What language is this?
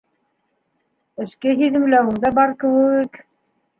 Bashkir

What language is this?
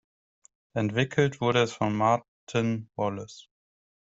German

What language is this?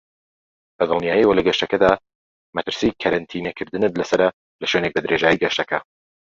Central Kurdish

